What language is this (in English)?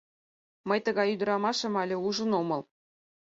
Mari